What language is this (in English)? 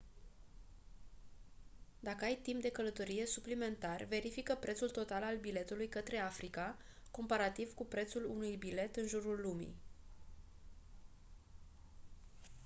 Romanian